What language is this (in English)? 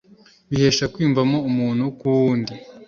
Kinyarwanda